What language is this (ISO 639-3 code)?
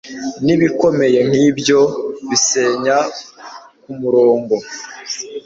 kin